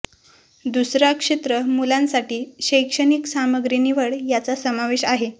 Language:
Marathi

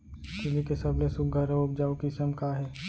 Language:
Chhattisgarhi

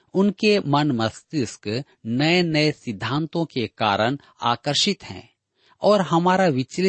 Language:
Hindi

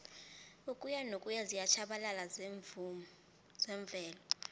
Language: South Ndebele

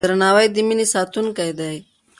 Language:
Pashto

